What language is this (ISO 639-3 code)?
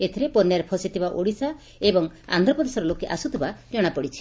ori